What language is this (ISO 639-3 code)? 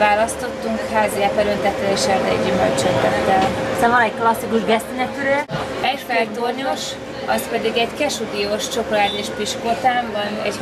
hun